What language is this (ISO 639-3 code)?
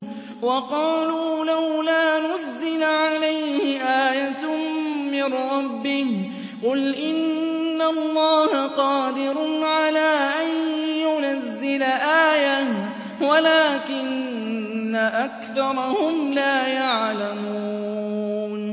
ara